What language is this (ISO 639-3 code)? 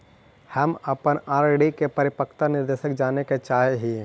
mag